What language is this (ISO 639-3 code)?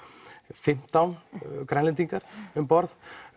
isl